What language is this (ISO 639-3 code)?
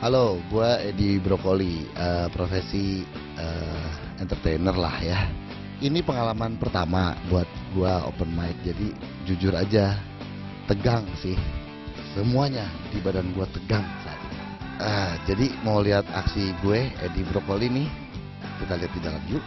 ind